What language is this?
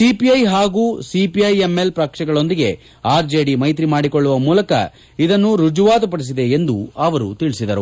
Kannada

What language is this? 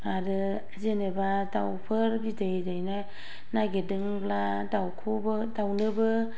Bodo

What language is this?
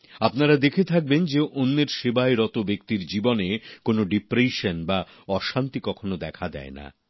Bangla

